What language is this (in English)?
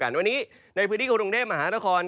Thai